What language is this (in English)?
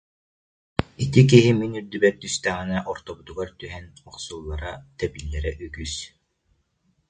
Yakut